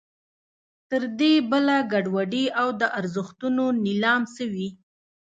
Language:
Pashto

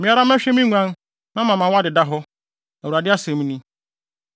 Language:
Akan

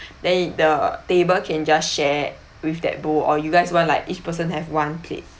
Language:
English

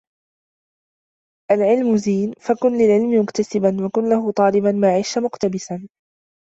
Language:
Arabic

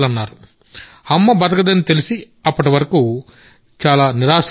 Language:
Telugu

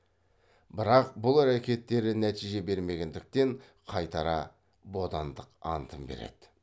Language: Kazakh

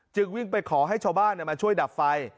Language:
Thai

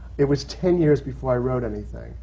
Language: English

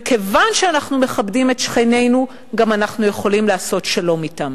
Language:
Hebrew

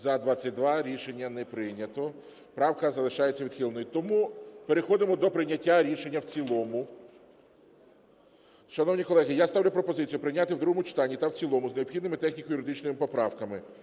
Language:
Ukrainian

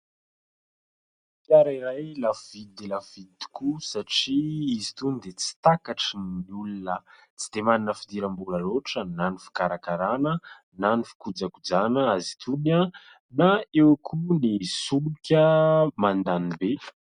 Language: Malagasy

